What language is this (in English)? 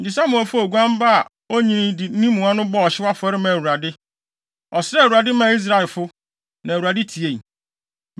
Akan